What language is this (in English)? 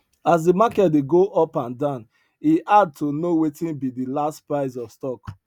Nigerian Pidgin